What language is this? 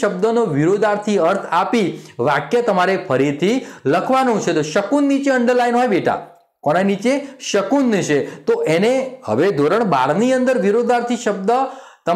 Hindi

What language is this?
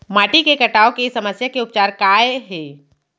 Chhattisgarhi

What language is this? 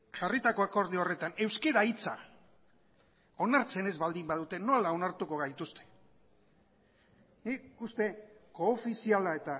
Basque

